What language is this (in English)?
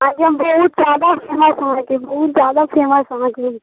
Maithili